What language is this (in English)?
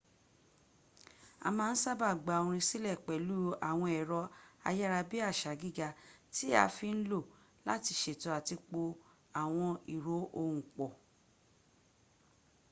Yoruba